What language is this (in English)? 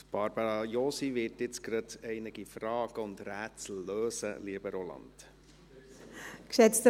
Swiss German